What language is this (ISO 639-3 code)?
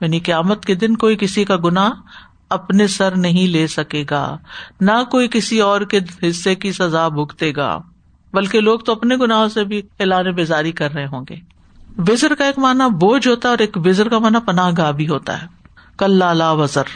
urd